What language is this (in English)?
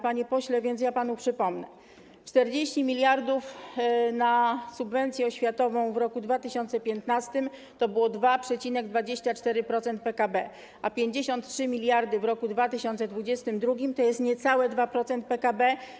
Polish